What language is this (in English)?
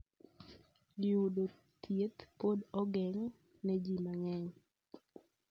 Luo (Kenya and Tanzania)